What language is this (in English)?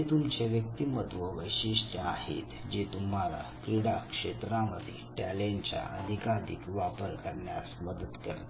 Marathi